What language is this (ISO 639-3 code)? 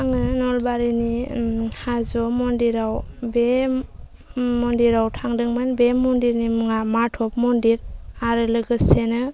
brx